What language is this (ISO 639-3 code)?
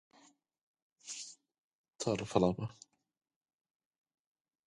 eng